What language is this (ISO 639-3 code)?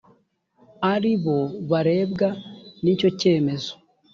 kin